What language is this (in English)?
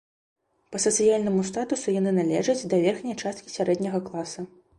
Belarusian